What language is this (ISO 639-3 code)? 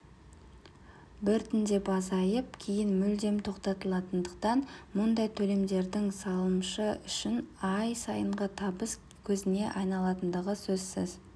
kaz